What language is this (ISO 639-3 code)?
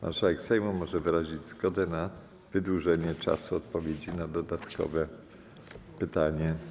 pol